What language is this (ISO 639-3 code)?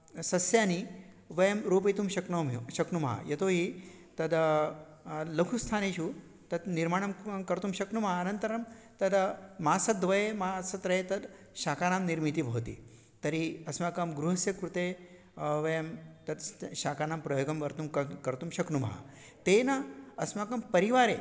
san